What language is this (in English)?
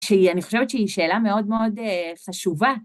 Hebrew